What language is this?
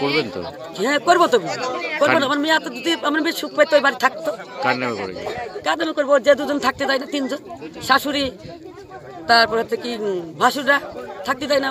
Turkish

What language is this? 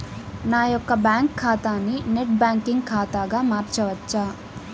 Telugu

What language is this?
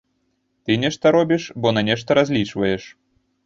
Belarusian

